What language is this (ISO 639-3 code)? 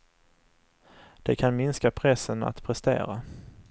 swe